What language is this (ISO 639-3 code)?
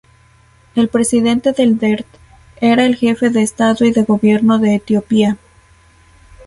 spa